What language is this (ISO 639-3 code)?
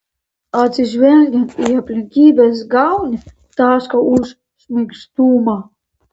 lit